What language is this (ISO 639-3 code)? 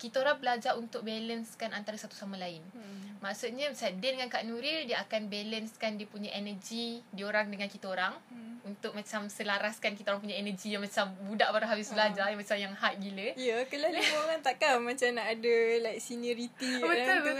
msa